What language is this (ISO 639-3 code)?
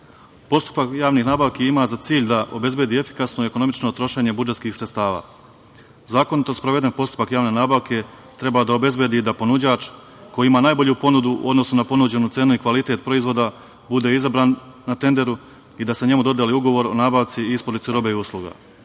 srp